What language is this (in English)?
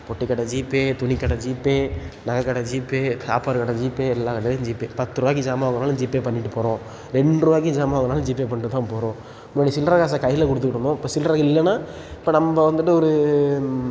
Tamil